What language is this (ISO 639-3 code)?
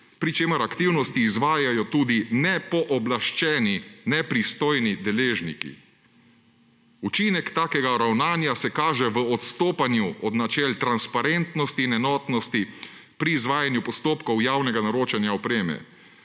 slv